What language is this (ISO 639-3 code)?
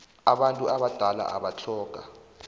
nbl